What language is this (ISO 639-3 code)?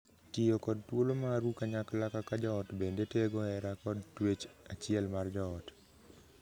luo